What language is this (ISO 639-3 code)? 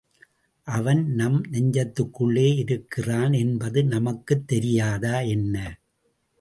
tam